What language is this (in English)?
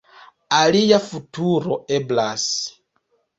Esperanto